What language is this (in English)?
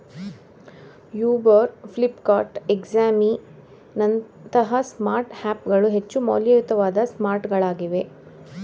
Kannada